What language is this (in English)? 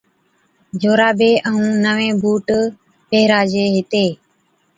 Od